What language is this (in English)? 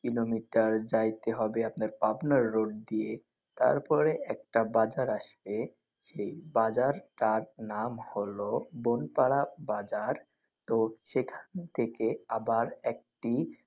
Bangla